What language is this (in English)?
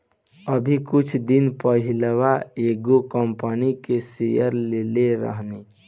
Bhojpuri